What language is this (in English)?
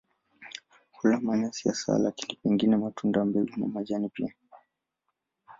Swahili